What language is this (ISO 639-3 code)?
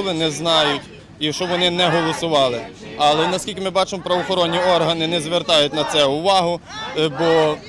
ukr